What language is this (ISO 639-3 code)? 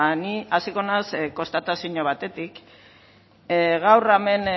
eus